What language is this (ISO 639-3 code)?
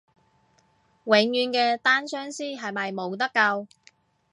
yue